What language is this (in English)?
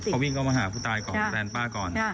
Thai